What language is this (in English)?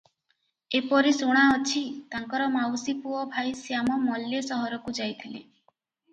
Odia